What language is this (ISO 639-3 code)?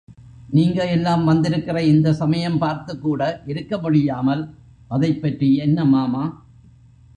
tam